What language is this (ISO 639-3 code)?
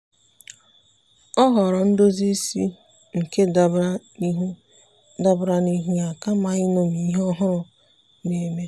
ibo